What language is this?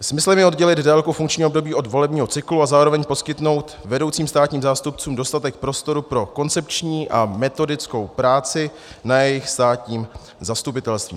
Czech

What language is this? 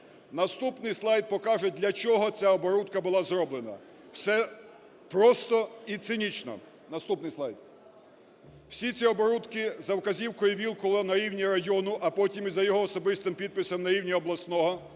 Ukrainian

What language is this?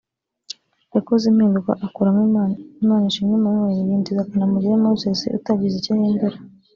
Kinyarwanda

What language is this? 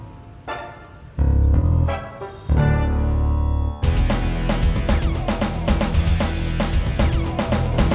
Indonesian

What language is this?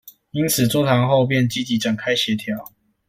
Chinese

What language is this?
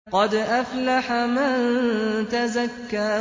Arabic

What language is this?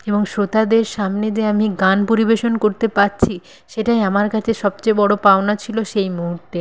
Bangla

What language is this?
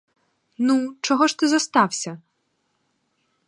Ukrainian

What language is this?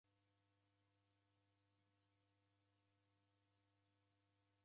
Taita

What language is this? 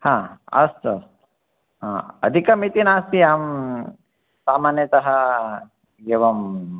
Sanskrit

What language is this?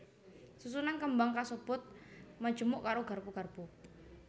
Javanese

